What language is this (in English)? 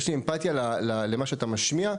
Hebrew